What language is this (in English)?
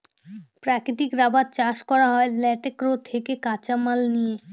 Bangla